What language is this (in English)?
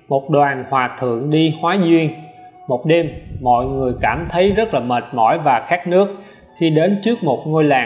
Vietnamese